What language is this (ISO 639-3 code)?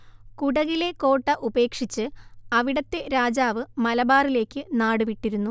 mal